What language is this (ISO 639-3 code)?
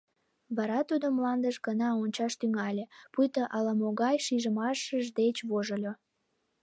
chm